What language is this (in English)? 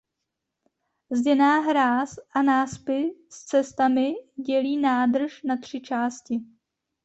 Czech